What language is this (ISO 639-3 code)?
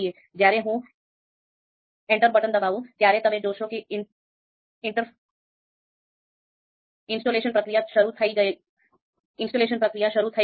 guj